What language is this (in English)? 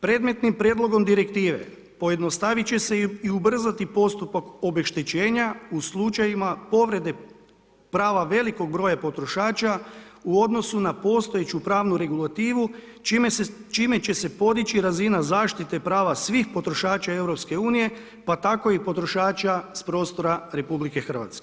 Croatian